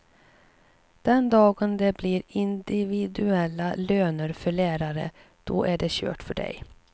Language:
Swedish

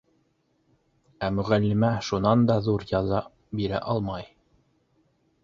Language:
Bashkir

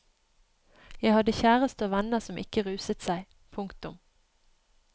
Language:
Norwegian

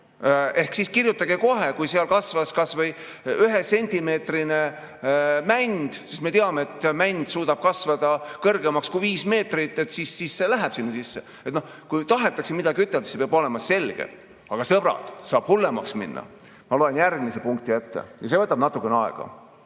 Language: Estonian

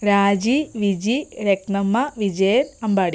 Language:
Malayalam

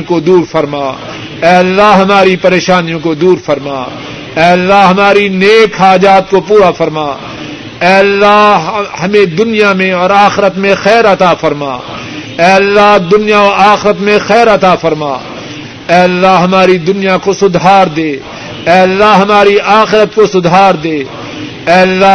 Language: Urdu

